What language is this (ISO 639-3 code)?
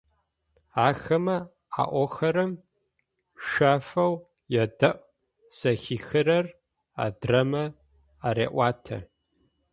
ady